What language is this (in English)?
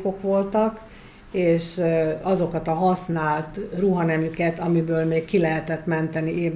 Hungarian